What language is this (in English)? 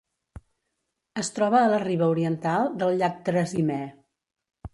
Catalan